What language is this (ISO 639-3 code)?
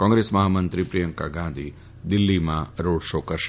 guj